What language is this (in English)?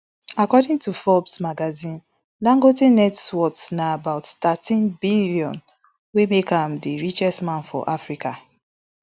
Nigerian Pidgin